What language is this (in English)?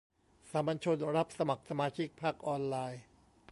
Thai